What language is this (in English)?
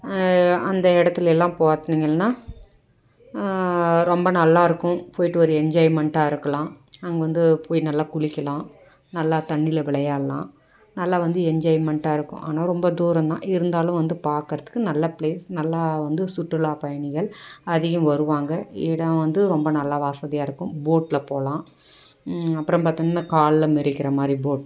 Tamil